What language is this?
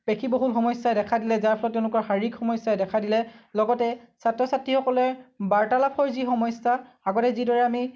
Assamese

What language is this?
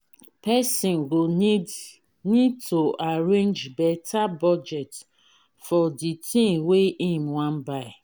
Nigerian Pidgin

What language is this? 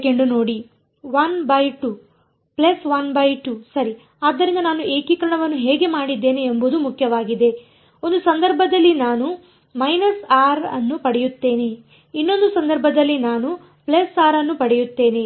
Kannada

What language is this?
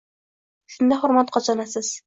Uzbek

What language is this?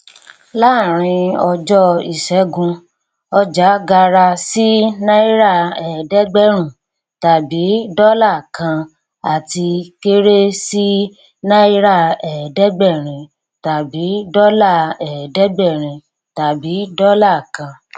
Yoruba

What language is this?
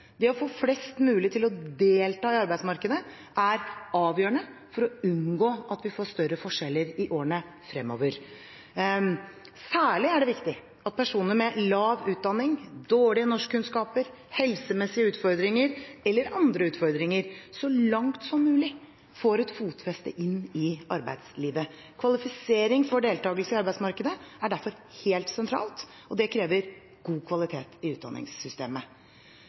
Norwegian Bokmål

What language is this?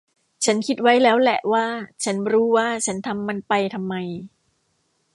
Thai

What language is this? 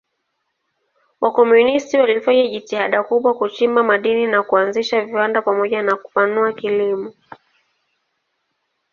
Swahili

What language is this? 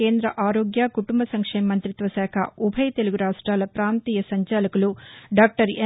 Telugu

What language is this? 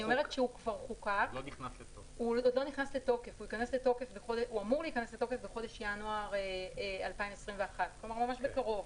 Hebrew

